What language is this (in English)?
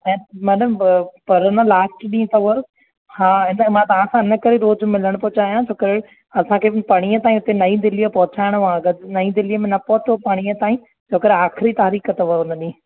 Sindhi